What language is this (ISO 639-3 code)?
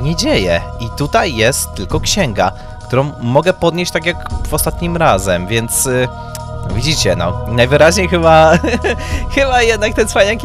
pol